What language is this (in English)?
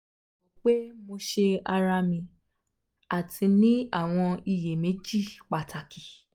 Yoruba